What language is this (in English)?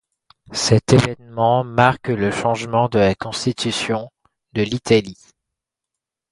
French